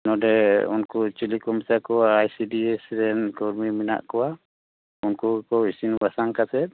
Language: Santali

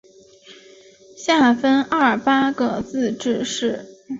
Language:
Chinese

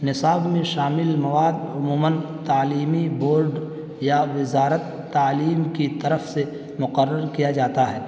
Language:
Urdu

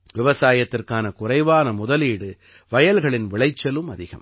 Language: Tamil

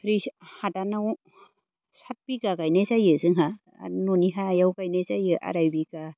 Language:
Bodo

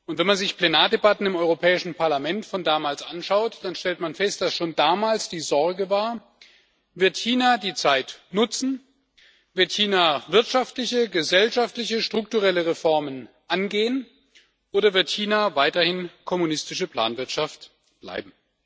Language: German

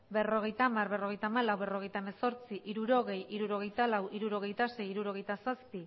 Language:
Basque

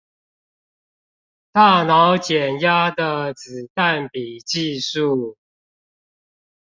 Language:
Chinese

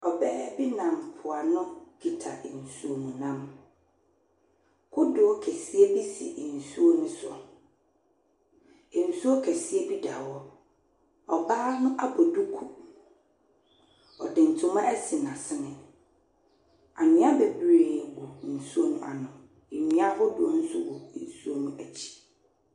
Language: Akan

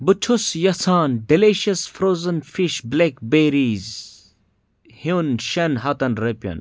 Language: Kashmiri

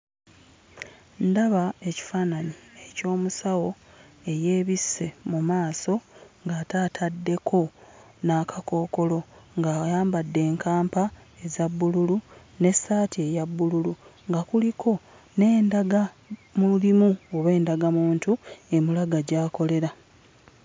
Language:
Ganda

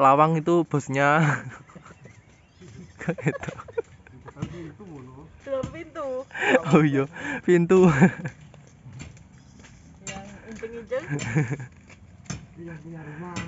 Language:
Indonesian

